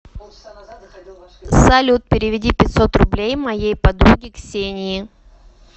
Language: Russian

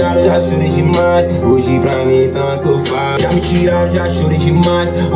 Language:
Italian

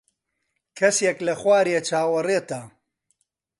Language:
Central Kurdish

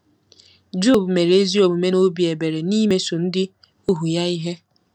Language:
Igbo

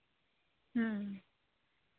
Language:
Santali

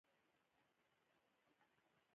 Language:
Pashto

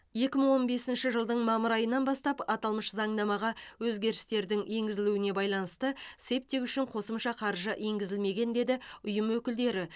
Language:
Kazakh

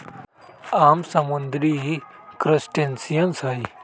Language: Magahi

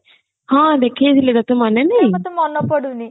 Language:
Odia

